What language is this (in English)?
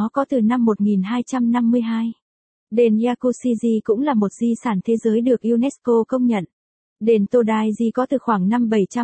Vietnamese